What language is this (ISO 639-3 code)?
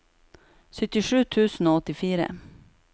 nor